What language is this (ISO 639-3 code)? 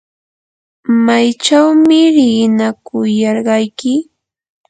qur